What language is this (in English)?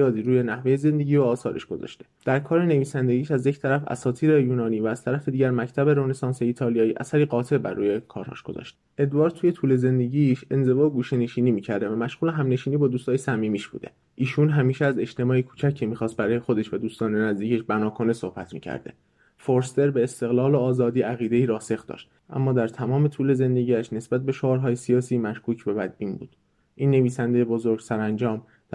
Persian